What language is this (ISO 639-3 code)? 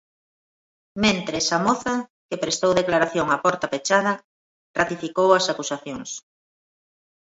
glg